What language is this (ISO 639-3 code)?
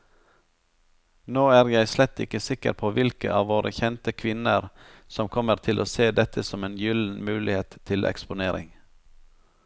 nor